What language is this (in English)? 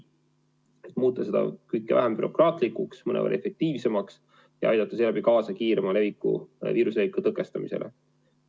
Estonian